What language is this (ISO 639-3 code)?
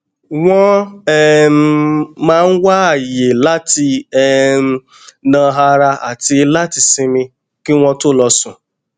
yor